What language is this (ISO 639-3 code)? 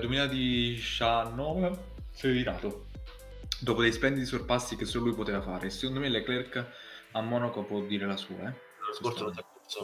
ita